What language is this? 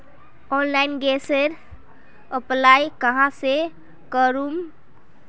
Magahi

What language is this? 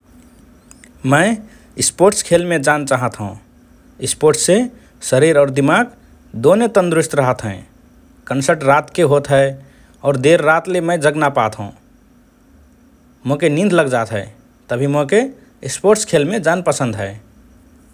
Rana Tharu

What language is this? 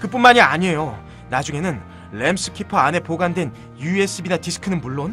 Korean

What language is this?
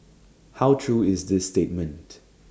English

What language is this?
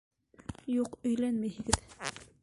Bashkir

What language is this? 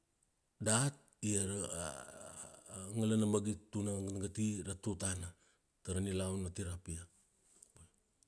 Kuanua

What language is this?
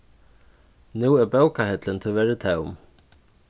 Faroese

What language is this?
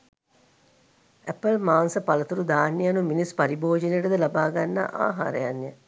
Sinhala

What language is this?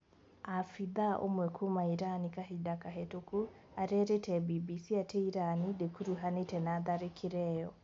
Kikuyu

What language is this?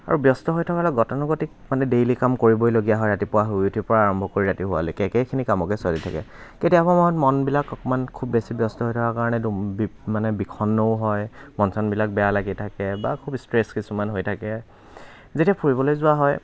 Assamese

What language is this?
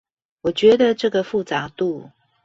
Chinese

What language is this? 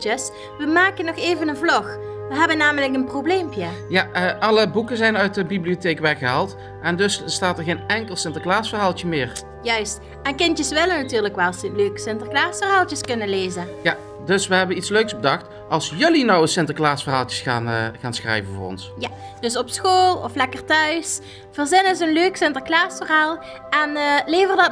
Dutch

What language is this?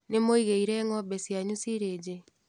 Kikuyu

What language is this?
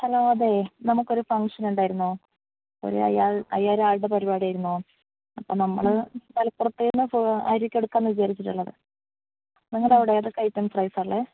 Malayalam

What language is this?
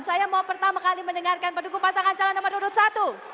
Indonesian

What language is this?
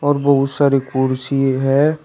Hindi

